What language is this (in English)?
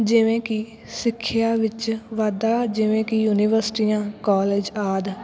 Punjabi